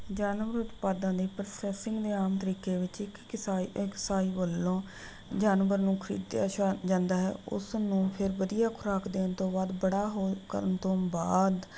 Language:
Punjabi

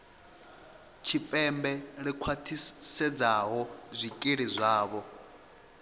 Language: Venda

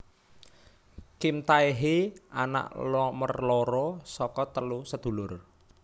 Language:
Javanese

